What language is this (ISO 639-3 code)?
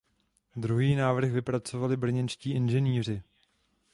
ces